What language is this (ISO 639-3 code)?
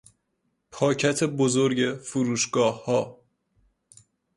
fas